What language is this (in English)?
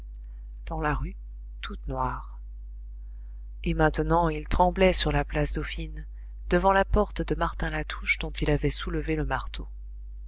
French